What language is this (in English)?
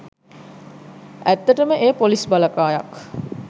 Sinhala